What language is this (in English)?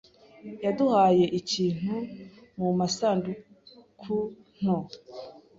Kinyarwanda